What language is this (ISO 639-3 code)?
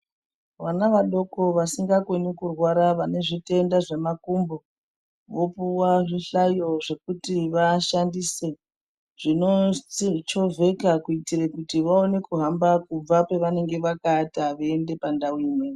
ndc